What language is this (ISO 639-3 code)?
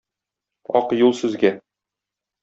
tat